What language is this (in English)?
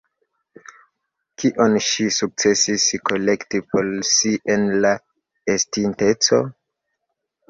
Esperanto